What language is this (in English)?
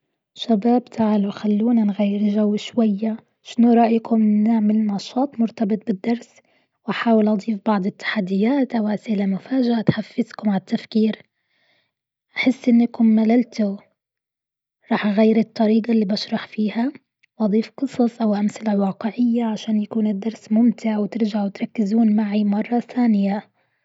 Gulf Arabic